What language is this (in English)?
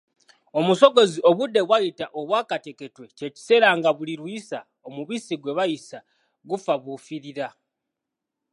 Ganda